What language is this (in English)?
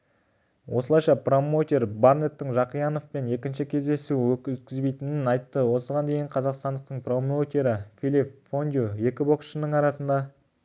Kazakh